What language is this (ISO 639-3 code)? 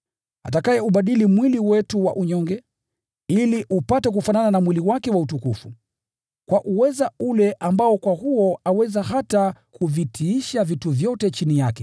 swa